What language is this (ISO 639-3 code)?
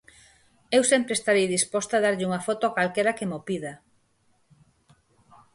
glg